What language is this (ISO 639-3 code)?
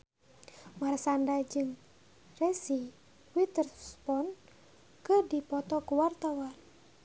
sun